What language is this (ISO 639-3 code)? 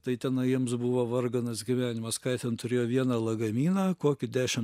lit